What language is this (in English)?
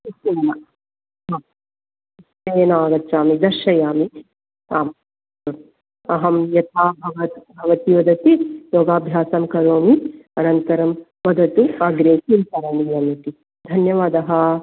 Sanskrit